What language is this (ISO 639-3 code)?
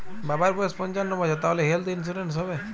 ben